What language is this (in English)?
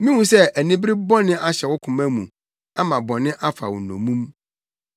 Akan